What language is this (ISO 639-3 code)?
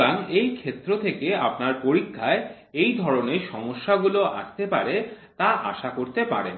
ben